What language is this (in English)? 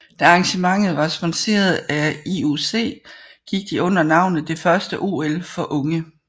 Danish